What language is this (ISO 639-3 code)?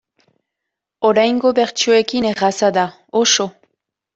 eus